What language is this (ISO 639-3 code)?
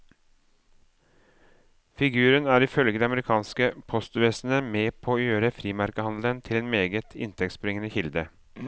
nor